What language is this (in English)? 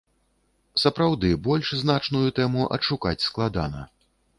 Belarusian